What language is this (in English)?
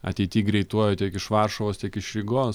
Lithuanian